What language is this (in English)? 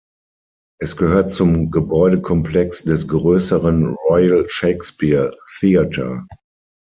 German